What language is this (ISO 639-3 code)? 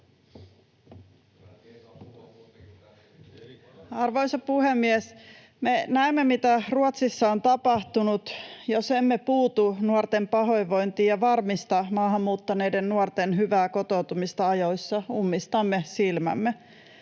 fin